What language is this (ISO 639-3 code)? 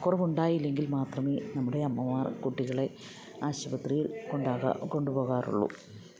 mal